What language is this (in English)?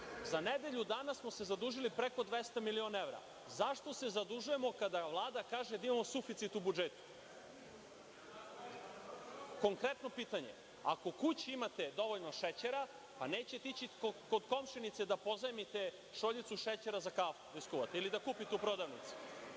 Serbian